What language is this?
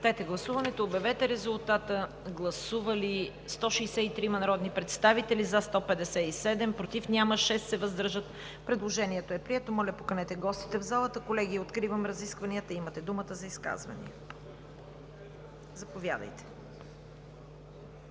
Bulgarian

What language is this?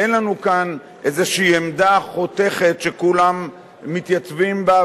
Hebrew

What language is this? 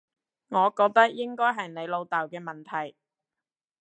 Cantonese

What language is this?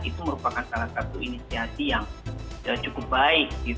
Indonesian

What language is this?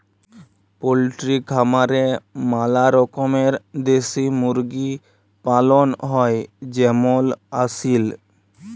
Bangla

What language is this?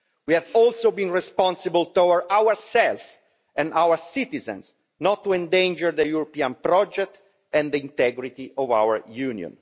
English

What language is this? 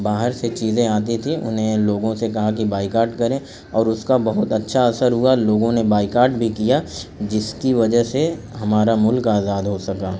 Urdu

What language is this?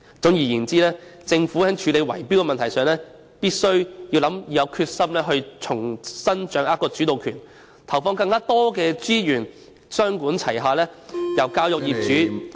Cantonese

